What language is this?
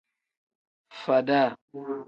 Tem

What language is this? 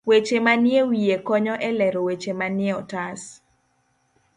Luo (Kenya and Tanzania)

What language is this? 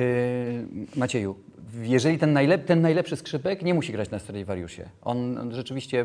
Polish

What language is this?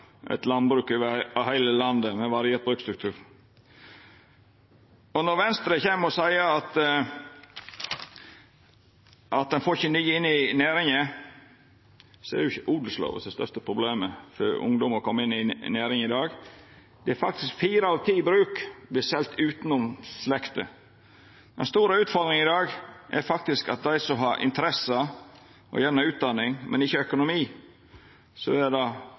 Norwegian Nynorsk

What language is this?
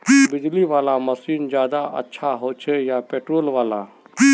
Magahi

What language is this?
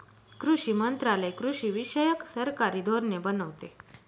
Marathi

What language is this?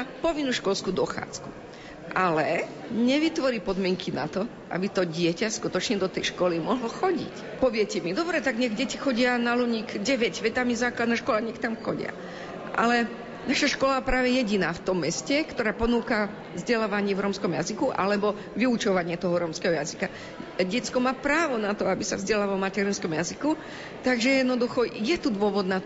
Slovak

